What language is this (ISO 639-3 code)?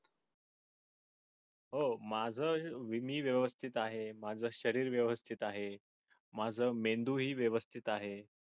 mar